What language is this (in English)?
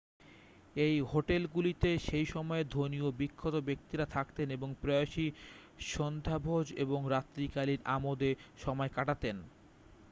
Bangla